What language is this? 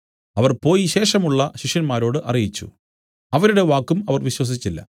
Malayalam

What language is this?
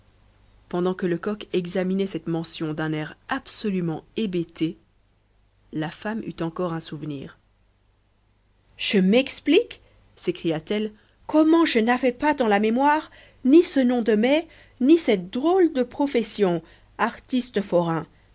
French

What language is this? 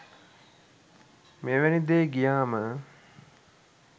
Sinhala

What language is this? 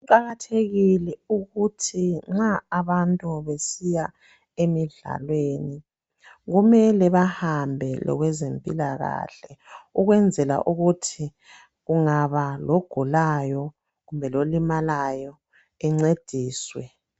North Ndebele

